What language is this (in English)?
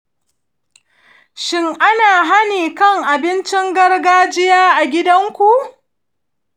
Hausa